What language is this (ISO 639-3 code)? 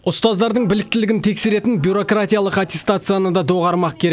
kaz